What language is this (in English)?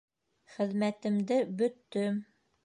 Bashkir